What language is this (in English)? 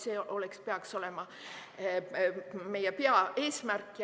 Estonian